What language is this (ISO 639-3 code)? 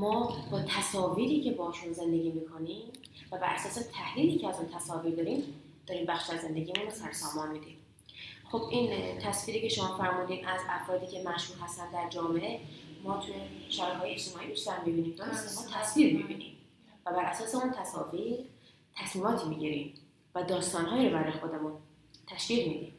fas